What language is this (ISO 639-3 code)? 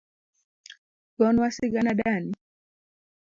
luo